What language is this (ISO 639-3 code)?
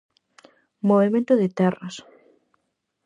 glg